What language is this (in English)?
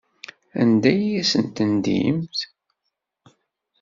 Kabyle